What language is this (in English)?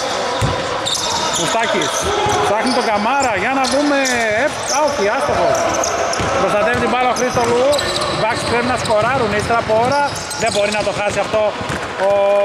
Greek